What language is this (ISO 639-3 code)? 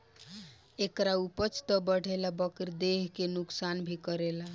bho